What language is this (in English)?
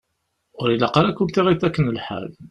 Kabyle